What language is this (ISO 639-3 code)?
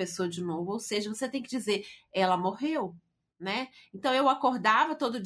por